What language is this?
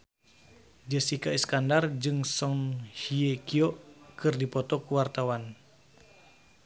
Sundanese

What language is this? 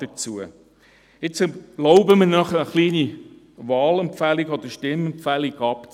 Swiss German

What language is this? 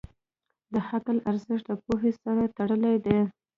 Pashto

